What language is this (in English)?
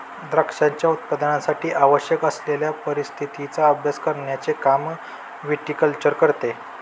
Marathi